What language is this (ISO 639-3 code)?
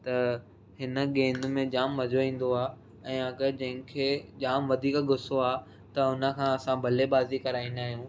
snd